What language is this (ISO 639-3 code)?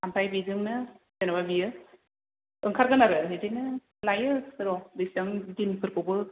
brx